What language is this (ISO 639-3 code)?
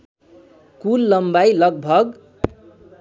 nep